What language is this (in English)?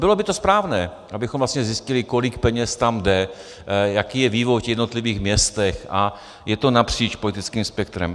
Czech